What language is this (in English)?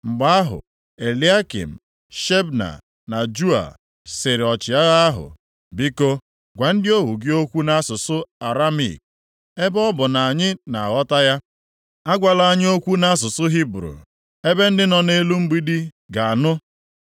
Igbo